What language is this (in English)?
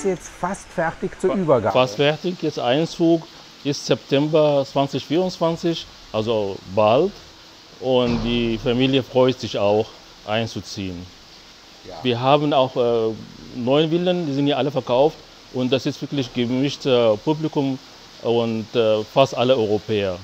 German